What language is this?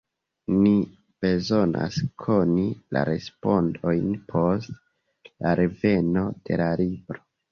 Esperanto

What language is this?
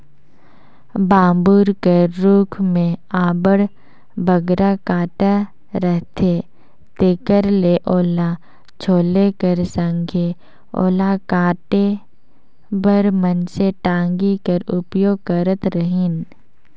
Chhattisgarhi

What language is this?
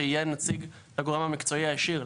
Hebrew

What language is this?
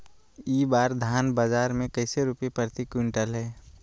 Magahi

